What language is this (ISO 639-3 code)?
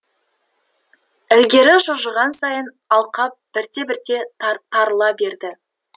kaz